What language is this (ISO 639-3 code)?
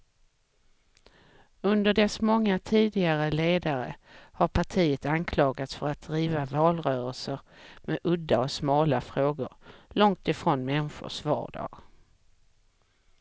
swe